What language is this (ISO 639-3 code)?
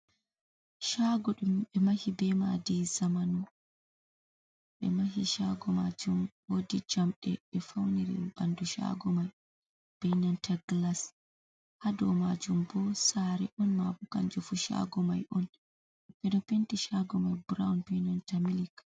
ful